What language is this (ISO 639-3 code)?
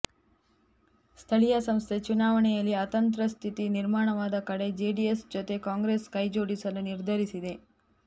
kan